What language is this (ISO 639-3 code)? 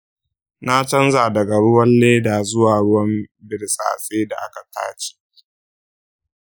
hau